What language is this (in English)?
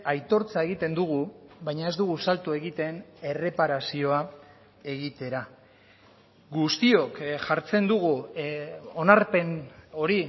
Basque